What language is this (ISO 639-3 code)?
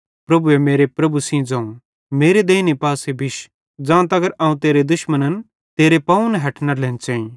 bhd